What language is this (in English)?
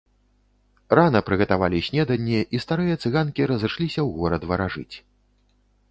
Belarusian